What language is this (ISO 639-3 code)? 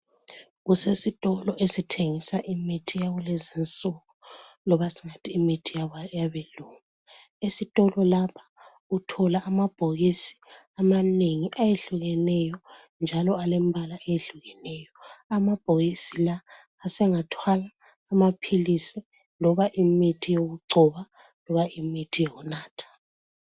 nde